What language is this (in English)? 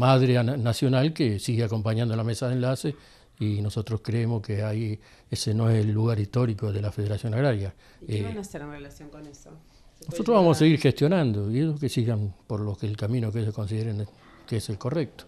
Spanish